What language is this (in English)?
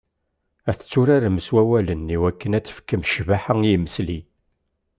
Kabyle